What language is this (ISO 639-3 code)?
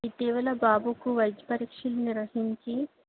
tel